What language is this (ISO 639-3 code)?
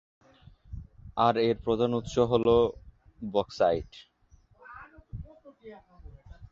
ben